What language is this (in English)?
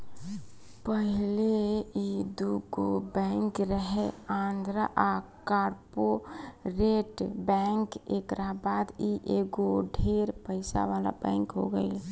Bhojpuri